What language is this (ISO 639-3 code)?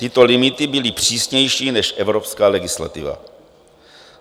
ces